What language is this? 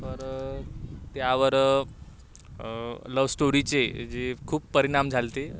Marathi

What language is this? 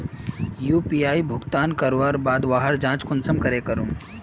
Magahi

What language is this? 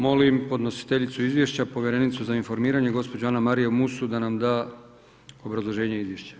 Croatian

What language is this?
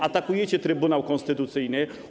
Polish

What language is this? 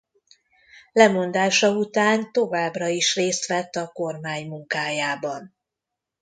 Hungarian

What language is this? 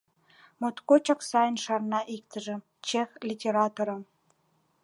Mari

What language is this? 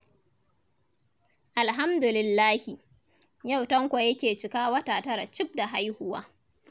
Hausa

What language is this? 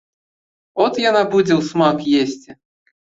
Belarusian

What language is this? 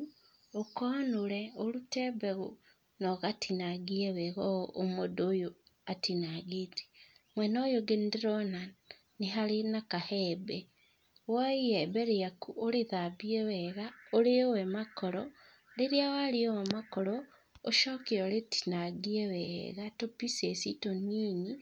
Kikuyu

